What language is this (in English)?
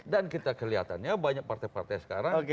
Indonesian